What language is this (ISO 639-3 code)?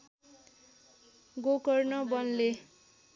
nep